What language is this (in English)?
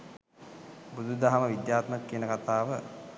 Sinhala